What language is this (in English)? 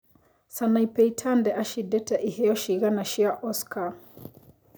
Kikuyu